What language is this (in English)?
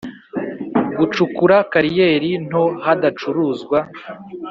Kinyarwanda